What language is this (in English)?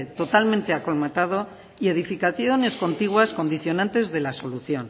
Spanish